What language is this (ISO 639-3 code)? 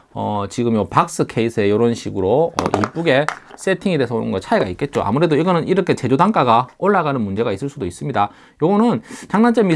kor